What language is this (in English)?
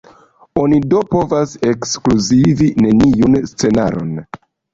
Esperanto